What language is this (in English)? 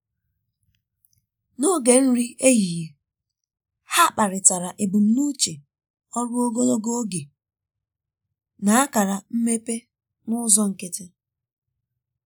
Igbo